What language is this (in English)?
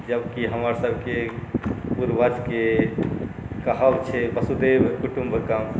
Maithili